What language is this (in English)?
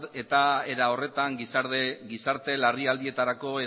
Basque